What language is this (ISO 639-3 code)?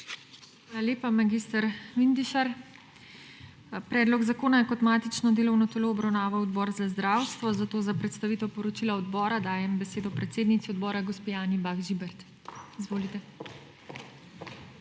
slv